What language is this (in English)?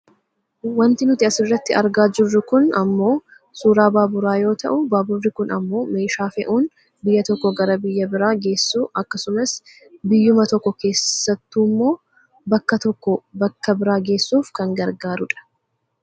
Oromo